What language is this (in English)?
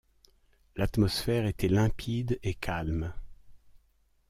French